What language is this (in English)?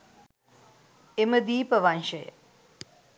Sinhala